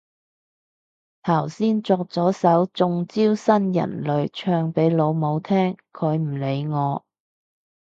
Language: Cantonese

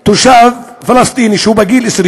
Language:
Hebrew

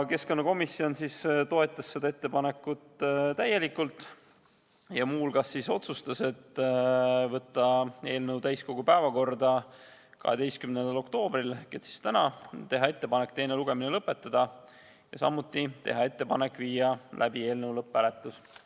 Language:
Estonian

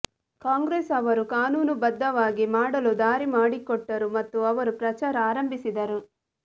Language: Kannada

